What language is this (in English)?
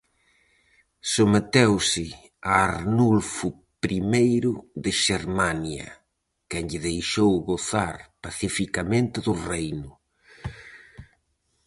Galician